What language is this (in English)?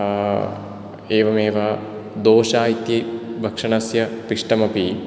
Sanskrit